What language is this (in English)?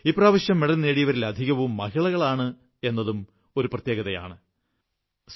Malayalam